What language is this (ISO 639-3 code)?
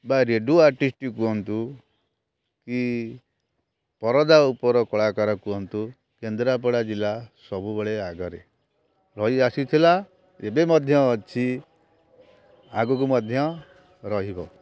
ori